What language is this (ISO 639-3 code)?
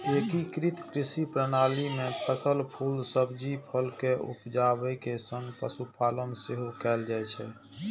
mai